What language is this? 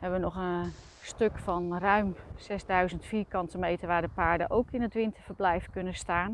Dutch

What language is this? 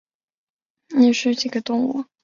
Chinese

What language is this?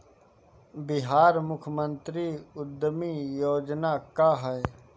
Bhojpuri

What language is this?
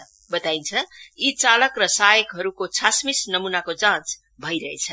Nepali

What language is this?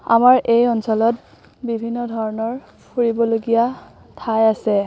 Assamese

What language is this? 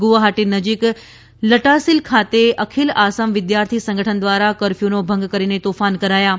Gujarati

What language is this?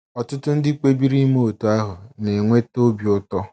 Igbo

